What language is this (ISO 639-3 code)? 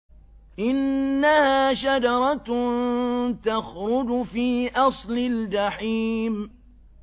ara